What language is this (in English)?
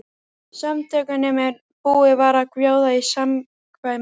Icelandic